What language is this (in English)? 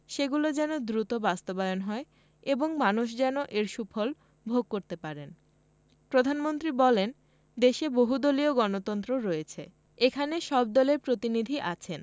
Bangla